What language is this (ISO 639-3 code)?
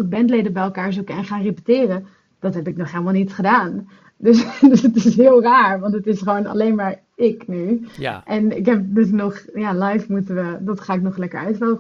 nld